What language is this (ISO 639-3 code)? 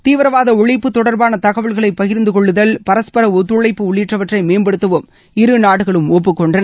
tam